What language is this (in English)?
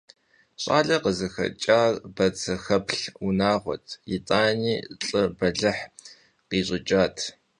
Kabardian